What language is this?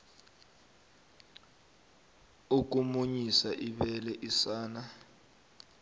South Ndebele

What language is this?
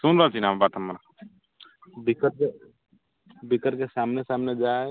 Maithili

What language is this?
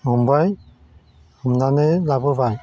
Bodo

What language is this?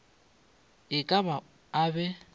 Northern Sotho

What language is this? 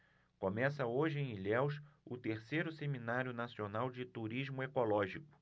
Portuguese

